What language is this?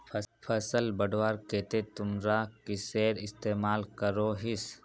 Magahi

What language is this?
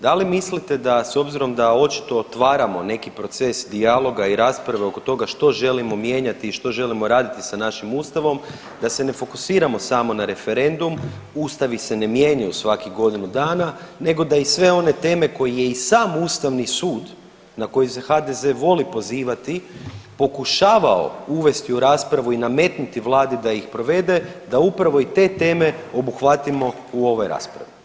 Croatian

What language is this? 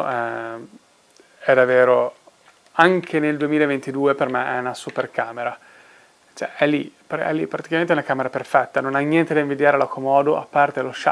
Italian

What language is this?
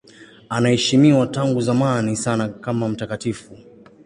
Swahili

